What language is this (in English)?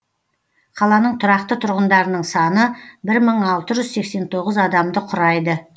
Kazakh